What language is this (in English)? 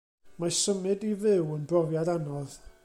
Welsh